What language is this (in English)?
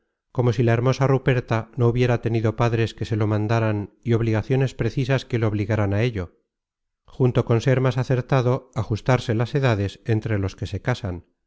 Spanish